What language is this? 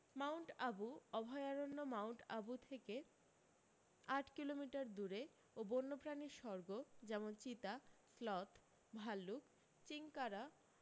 Bangla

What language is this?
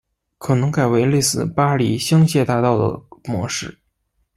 Chinese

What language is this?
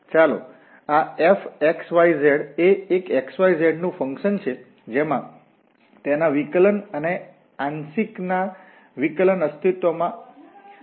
Gujarati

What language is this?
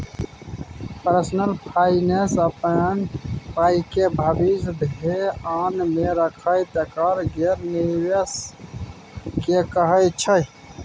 Maithili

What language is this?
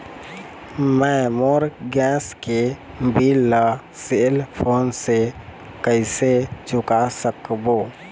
Chhattisgarhi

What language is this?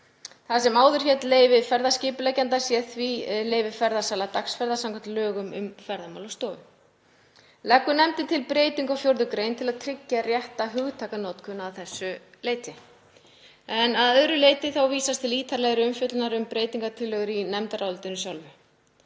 Icelandic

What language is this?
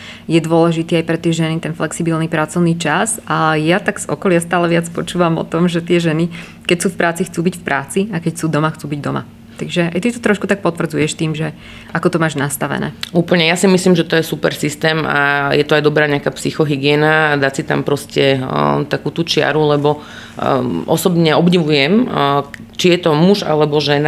Slovak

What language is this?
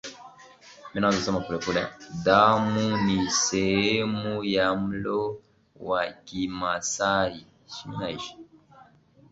Swahili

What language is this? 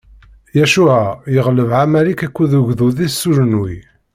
Kabyle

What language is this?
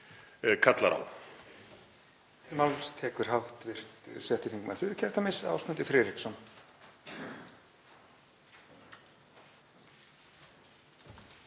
Icelandic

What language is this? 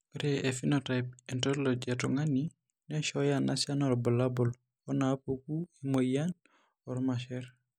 Masai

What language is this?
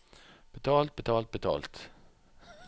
Norwegian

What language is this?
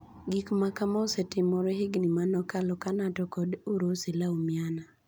Luo (Kenya and Tanzania)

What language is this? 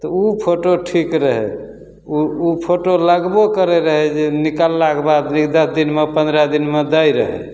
Maithili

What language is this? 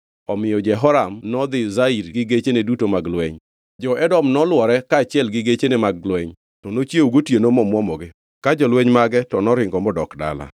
Luo (Kenya and Tanzania)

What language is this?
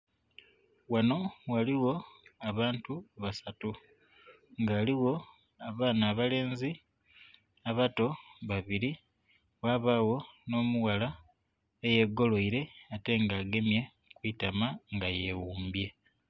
Soga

